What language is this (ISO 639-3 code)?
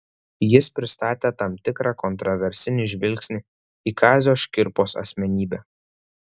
lit